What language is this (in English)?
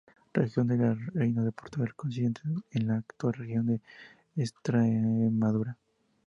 Spanish